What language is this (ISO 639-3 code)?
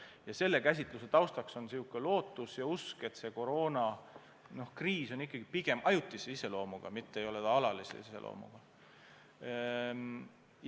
est